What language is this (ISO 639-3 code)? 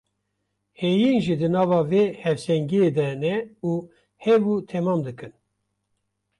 kur